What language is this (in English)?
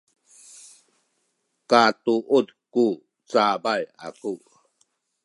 Sakizaya